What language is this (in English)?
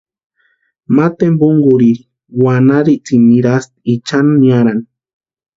Western Highland Purepecha